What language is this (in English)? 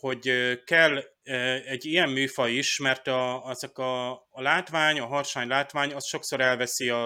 Hungarian